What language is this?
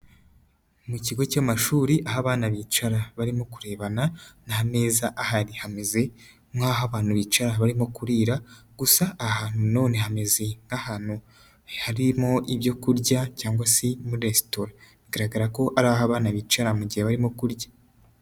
Kinyarwanda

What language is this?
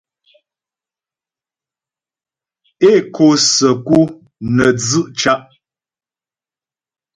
Ghomala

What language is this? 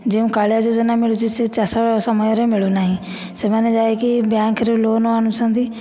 Odia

